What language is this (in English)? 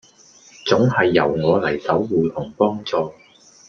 Cantonese